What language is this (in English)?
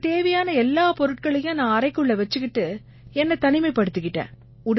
Tamil